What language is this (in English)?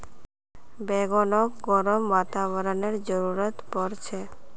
Magahi